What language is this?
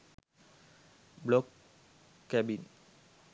Sinhala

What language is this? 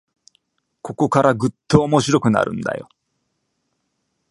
Japanese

